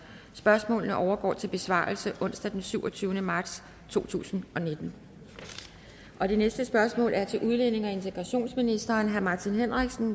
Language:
Danish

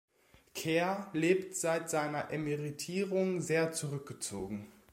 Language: German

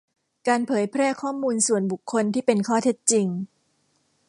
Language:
Thai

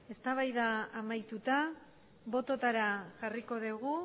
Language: Basque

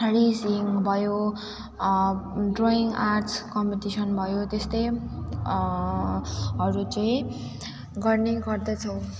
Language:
Nepali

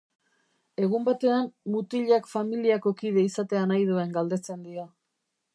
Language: Basque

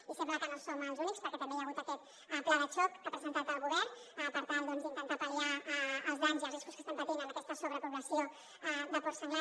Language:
Catalan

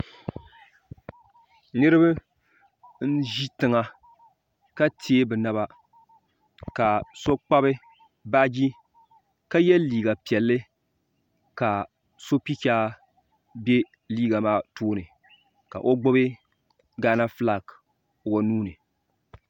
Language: Dagbani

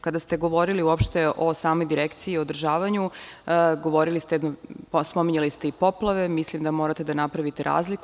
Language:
Serbian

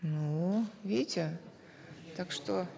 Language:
Kazakh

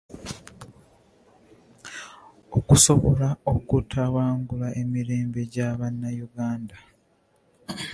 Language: Ganda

